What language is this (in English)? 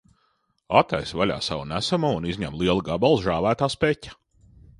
Latvian